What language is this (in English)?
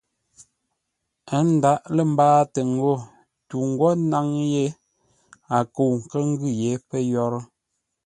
Ngombale